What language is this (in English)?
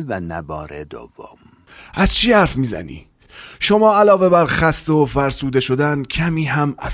Persian